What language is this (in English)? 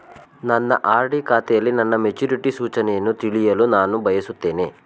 Kannada